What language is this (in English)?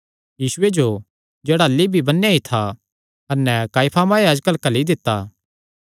Kangri